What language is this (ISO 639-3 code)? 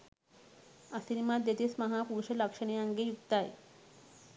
sin